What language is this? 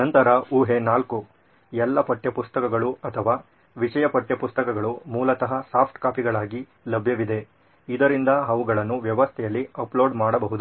Kannada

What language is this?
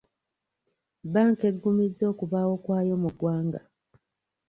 Ganda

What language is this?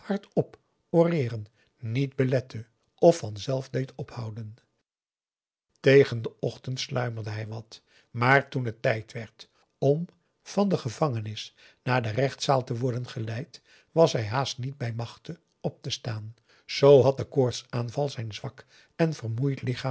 Dutch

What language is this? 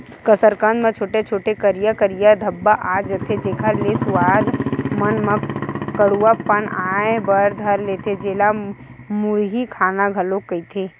Chhattisgarhi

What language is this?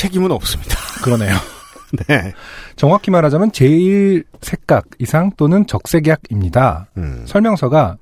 Korean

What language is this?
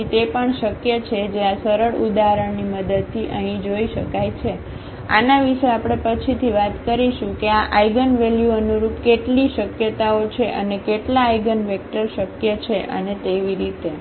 Gujarati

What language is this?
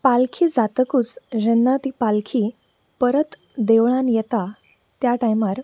Konkani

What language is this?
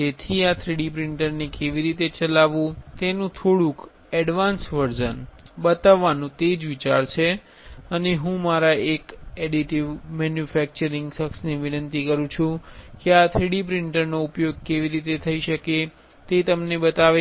Gujarati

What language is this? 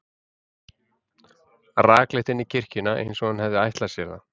Icelandic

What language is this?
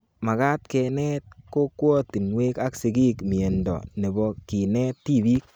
Kalenjin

